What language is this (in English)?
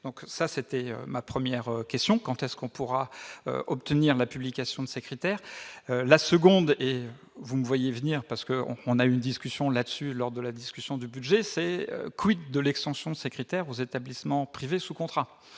French